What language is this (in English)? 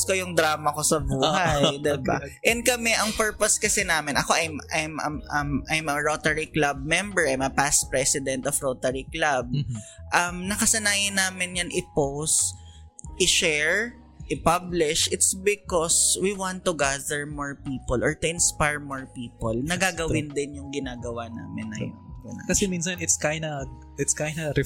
Filipino